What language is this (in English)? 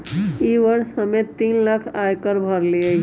Magahi